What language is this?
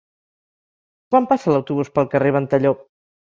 Catalan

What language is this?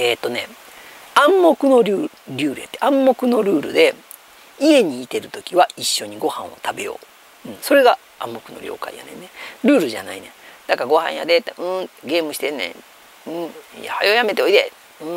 Japanese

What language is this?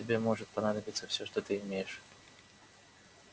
Russian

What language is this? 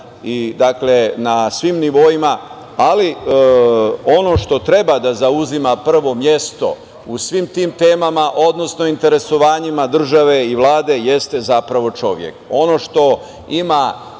Serbian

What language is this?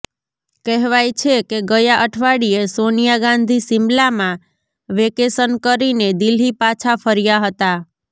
Gujarati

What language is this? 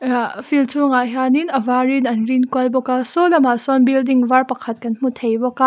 Mizo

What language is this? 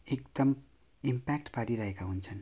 Nepali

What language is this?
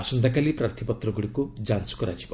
Odia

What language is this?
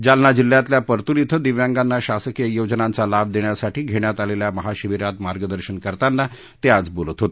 Marathi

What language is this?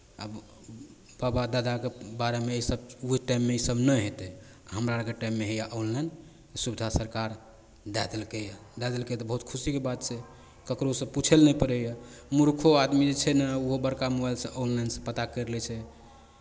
Maithili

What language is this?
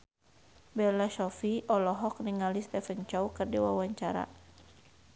Sundanese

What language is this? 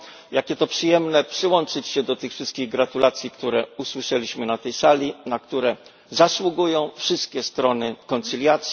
Polish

